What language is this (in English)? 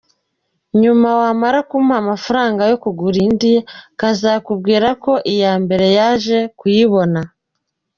Kinyarwanda